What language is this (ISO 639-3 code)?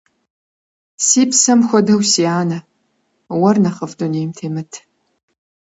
kbd